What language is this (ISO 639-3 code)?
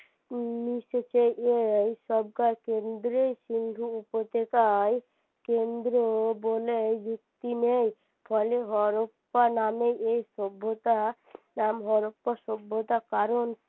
ben